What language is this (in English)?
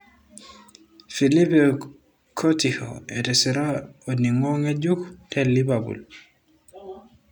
Masai